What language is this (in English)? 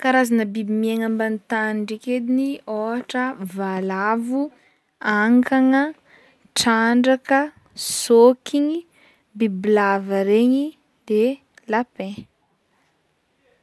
Northern Betsimisaraka Malagasy